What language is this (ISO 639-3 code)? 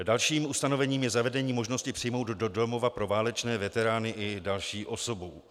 ces